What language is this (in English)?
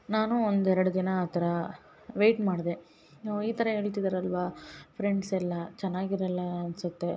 Kannada